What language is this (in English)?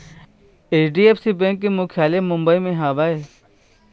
Chhattisgarhi